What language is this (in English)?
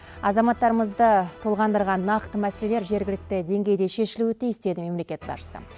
Kazakh